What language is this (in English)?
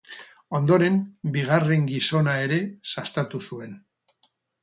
Basque